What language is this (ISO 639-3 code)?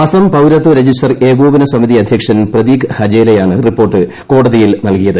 mal